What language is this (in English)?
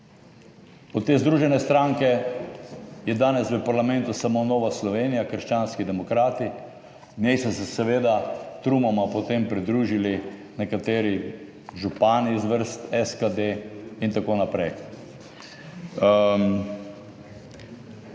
Slovenian